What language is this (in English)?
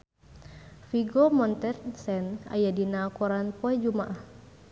Sundanese